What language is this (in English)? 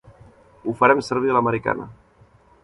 Catalan